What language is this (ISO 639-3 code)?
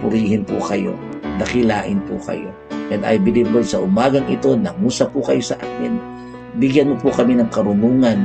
fil